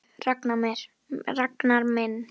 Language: Icelandic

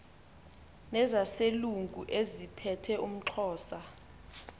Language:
Xhosa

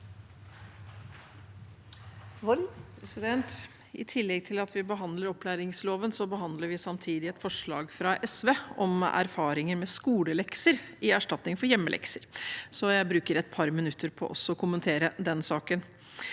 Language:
Norwegian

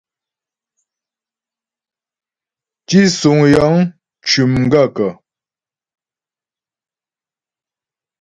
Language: Ghomala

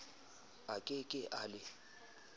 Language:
Southern Sotho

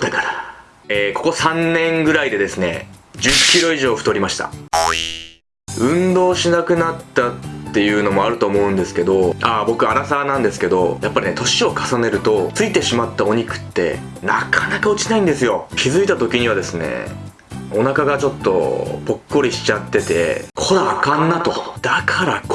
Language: Japanese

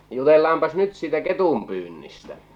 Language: Finnish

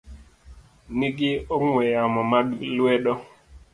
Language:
Luo (Kenya and Tanzania)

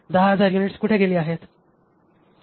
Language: Marathi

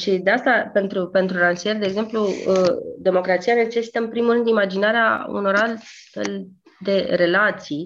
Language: Romanian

